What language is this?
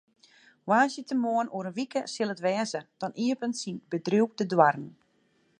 Western Frisian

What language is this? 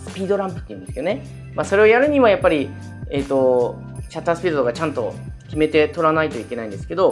Japanese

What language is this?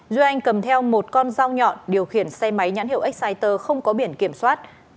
Vietnamese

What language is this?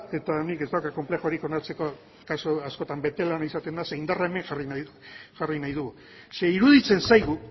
Basque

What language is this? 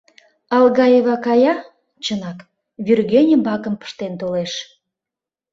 Mari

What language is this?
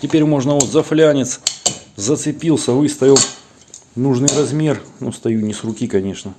Russian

